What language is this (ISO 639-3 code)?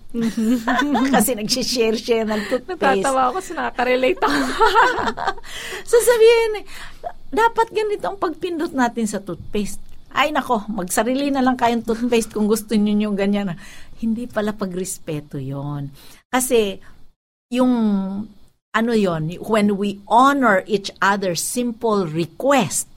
fil